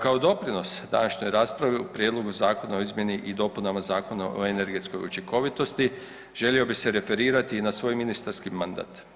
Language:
Croatian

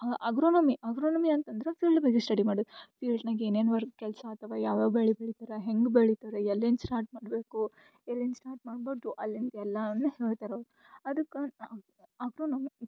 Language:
Kannada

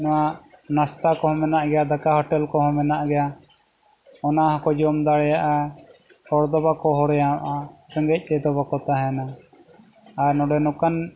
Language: Santali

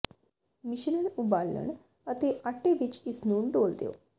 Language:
Punjabi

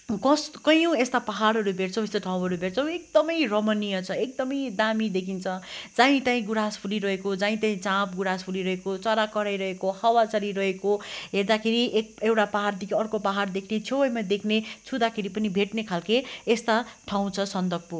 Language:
Nepali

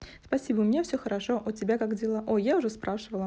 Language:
Russian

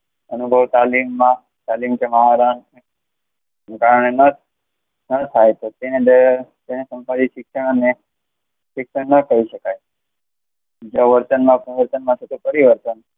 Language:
Gujarati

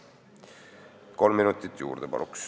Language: Estonian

